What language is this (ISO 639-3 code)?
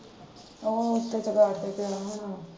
pan